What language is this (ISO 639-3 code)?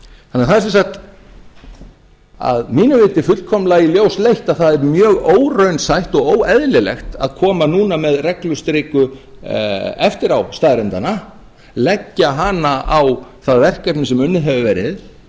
isl